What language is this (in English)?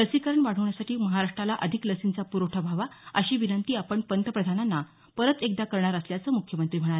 Marathi